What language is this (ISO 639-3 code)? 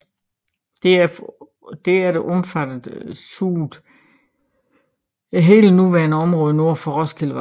dan